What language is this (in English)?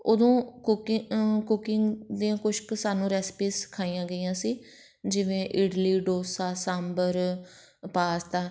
Punjabi